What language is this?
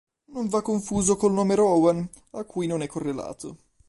Italian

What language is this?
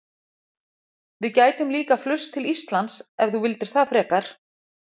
Icelandic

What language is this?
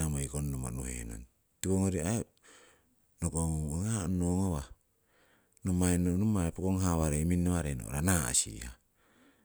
Siwai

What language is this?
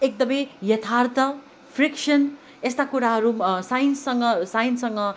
Nepali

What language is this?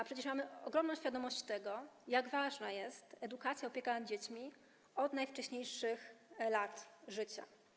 Polish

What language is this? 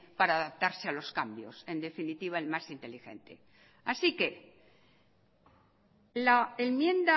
Spanish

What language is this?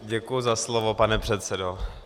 Czech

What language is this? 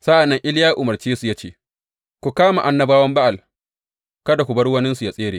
Hausa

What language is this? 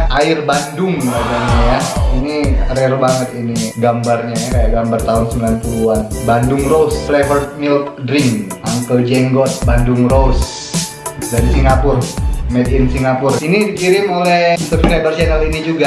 Indonesian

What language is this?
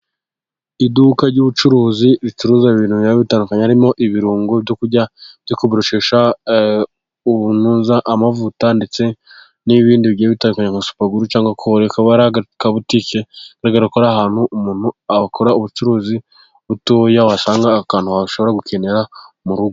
Kinyarwanda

